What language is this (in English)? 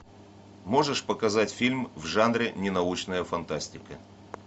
Russian